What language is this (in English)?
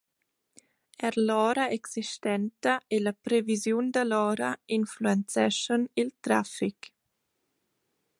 Romansh